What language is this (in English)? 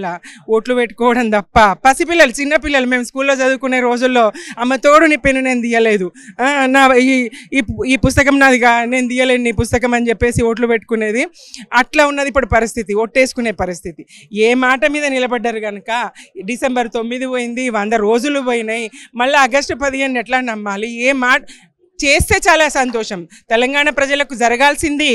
Telugu